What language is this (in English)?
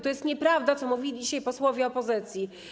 Polish